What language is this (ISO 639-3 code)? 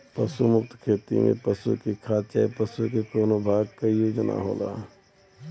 bho